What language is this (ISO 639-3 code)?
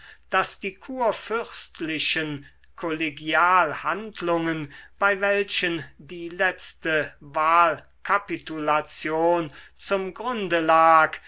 deu